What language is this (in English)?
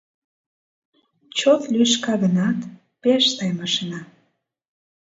Mari